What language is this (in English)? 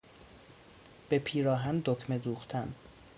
Persian